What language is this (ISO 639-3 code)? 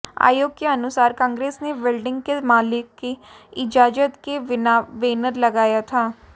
hin